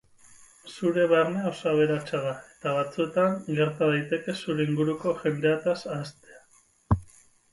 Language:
Basque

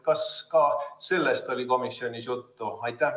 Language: Estonian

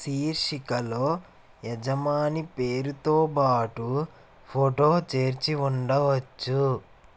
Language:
Telugu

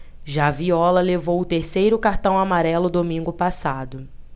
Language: Portuguese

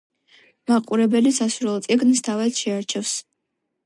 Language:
Georgian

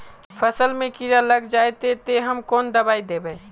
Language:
Magahi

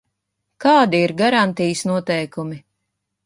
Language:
Latvian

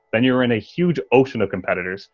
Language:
English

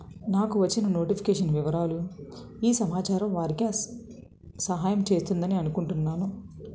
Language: Telugu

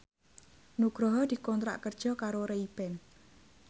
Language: Javanese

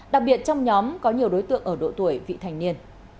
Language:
Vietnamese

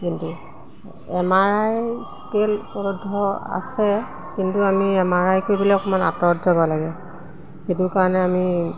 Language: Assamese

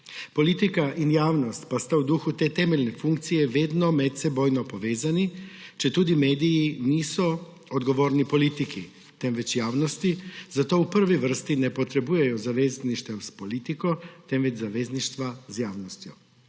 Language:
Slovenian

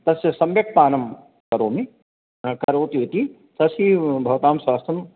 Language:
Sanskrit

